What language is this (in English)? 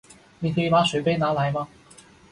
Chinese